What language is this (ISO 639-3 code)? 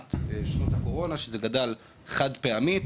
heb